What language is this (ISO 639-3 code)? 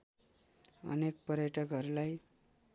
nep